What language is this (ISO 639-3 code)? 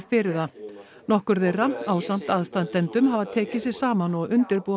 isl